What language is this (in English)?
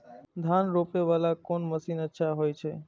Maithili